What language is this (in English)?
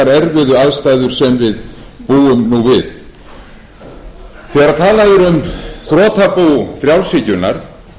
Icelandic